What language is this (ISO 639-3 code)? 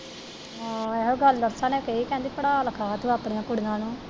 pan